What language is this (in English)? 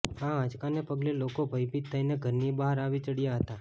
Gujarati